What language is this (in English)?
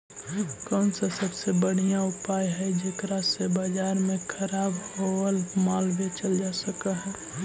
Magahi